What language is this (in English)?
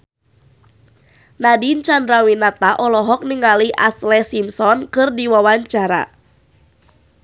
Sundanese